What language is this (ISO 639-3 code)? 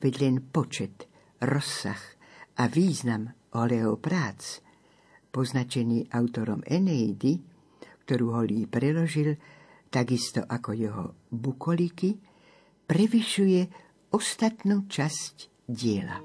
slk